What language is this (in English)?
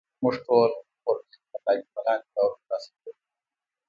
Pashto